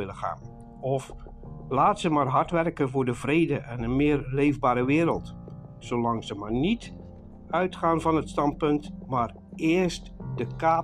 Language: Dutch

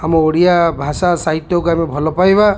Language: Odia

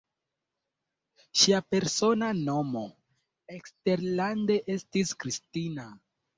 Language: Esperanto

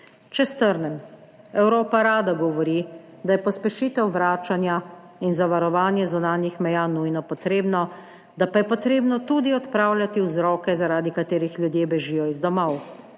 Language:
Slovenian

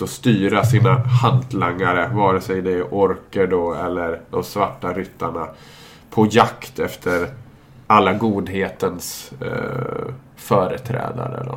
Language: Swedish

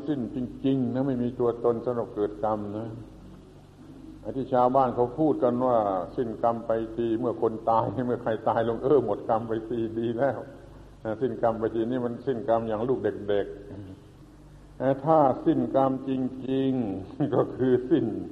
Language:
Thai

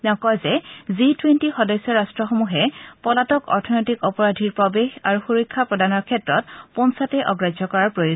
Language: Assamese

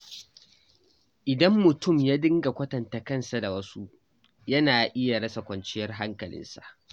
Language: Hausa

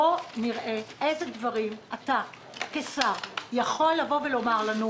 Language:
Hebrew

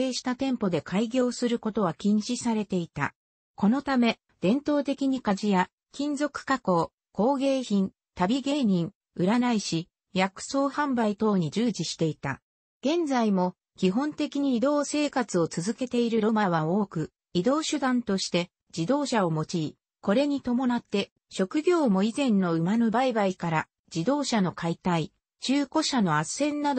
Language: Japanese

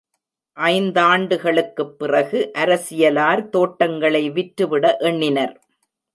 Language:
Tamil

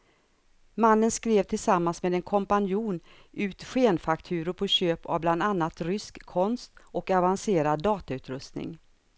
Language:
Swedish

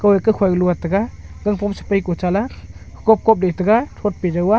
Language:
Wancho Naga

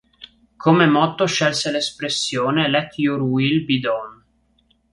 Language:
Italian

